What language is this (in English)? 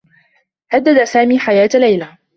Arabic